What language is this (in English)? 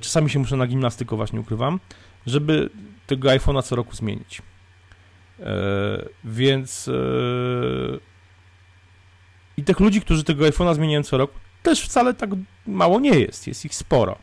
Polish